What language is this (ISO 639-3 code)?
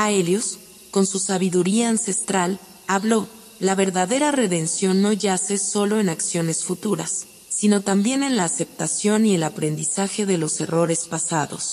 spa